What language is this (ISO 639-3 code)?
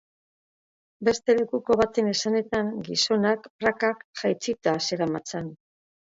eus